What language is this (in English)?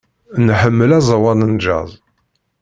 Kabyle